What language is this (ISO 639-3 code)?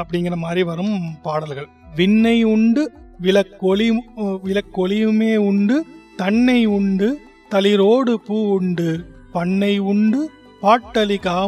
tam